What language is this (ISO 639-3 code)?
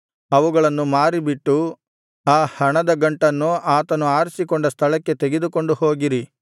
kan